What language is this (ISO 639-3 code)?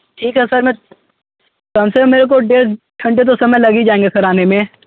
hin